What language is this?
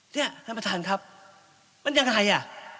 Thai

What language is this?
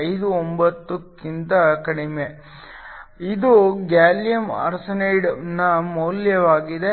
Kannada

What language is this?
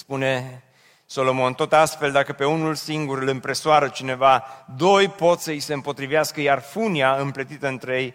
Romanian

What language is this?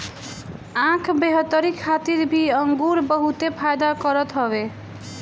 Bhojpuri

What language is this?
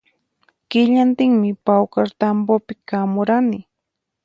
Puno Quechua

